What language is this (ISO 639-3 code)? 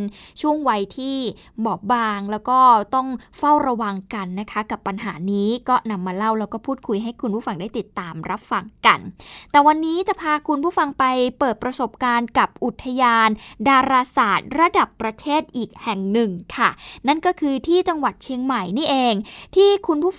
tha